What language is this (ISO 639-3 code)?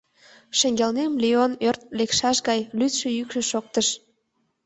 chm